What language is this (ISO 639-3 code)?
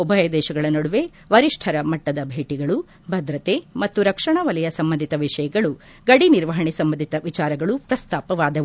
kan